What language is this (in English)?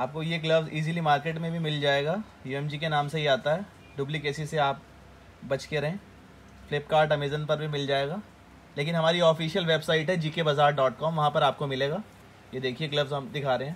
Hindi